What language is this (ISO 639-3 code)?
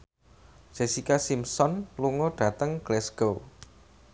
jav